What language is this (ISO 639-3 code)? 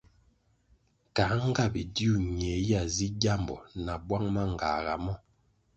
nmg